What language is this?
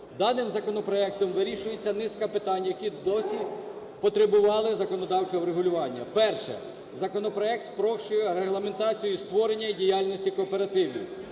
Ukrainian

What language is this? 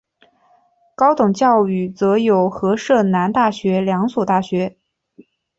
Chinese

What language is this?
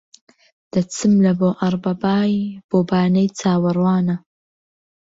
Central Kurdish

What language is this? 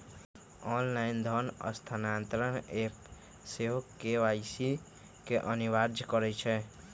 Magahi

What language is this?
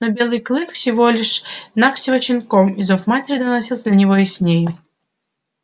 Russian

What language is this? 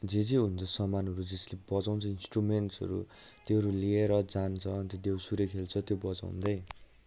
Nepali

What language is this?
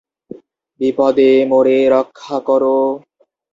Bangla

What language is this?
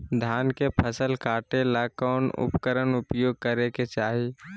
Magahi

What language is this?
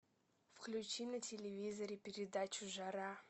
Russian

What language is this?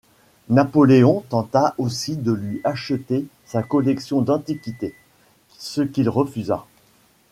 French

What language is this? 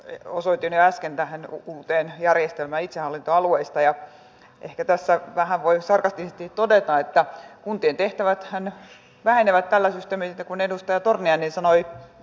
Finnish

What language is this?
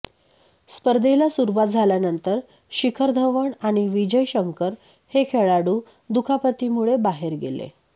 Marathi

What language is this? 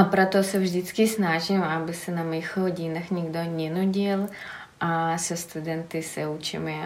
Czech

